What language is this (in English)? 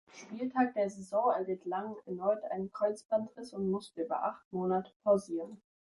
German